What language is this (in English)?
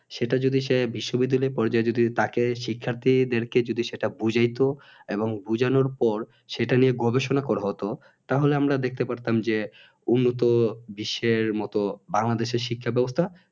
Bangla